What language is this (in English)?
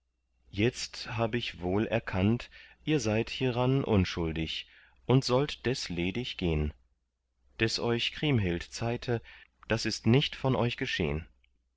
German